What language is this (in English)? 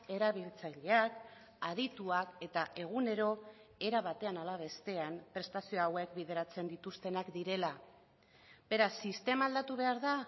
Basque